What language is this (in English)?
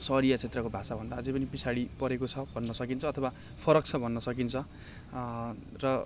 Nepali